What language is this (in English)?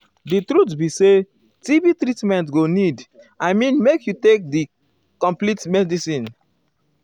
Nigerian Pidgin